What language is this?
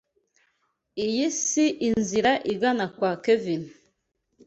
Kinyarwanda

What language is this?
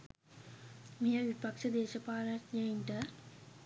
Sinhala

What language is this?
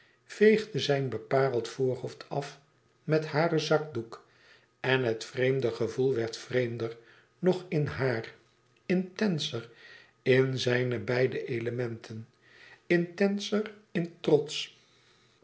Dutch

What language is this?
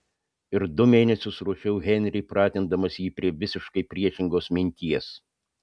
Lithuanian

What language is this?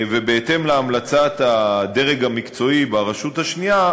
Hebrew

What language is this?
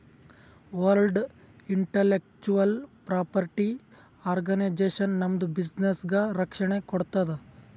Kannada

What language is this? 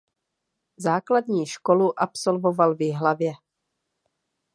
Czech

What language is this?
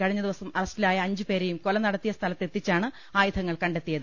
Malayalam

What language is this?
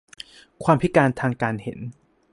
Thai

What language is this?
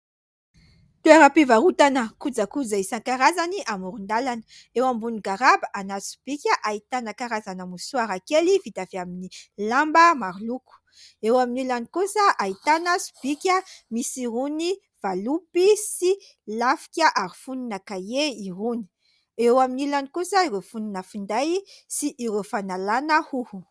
Malagasy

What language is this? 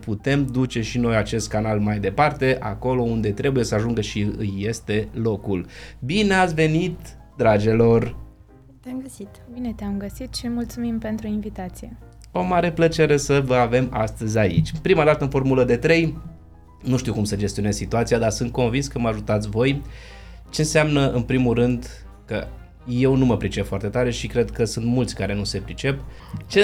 Romanian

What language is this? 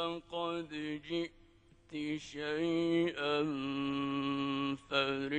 Arabic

